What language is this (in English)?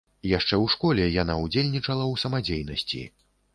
Belarusian